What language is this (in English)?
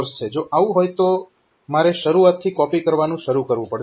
Gujarati